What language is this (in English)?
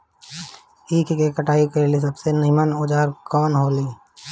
Bhojpuri